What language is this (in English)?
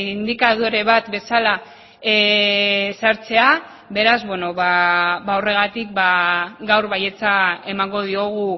Basque